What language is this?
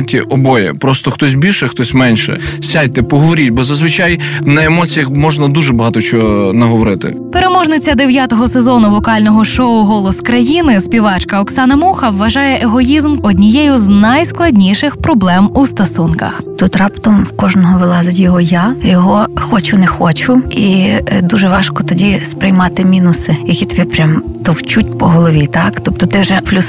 Ukrainian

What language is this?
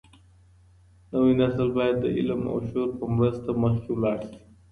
Pashto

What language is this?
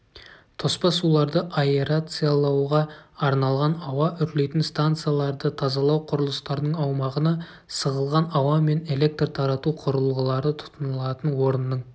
Kazakh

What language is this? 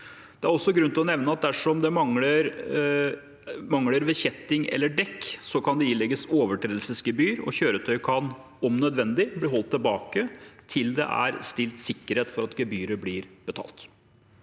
Norwegian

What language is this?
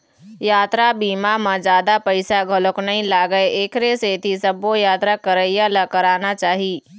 Chhattisgarhi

